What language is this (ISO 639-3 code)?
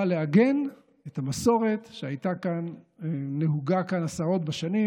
heb